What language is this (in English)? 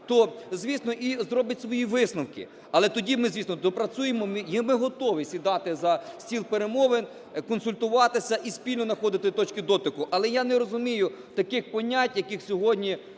Ukrainian